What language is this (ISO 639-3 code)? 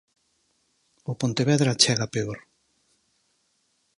glg